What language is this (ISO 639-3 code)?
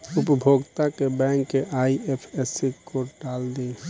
bho